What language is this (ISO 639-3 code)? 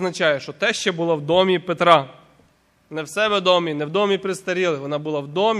ukr